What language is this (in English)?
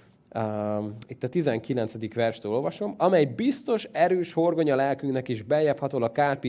Hungarian